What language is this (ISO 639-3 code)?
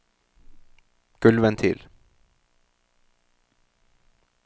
nor